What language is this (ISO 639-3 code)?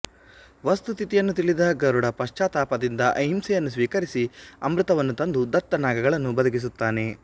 kan